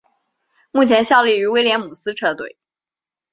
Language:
Chinese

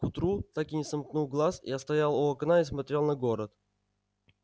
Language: Russian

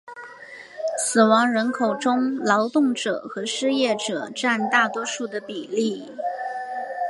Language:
Chinese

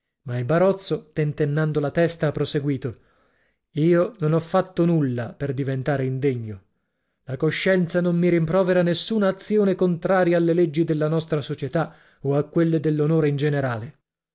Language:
Italian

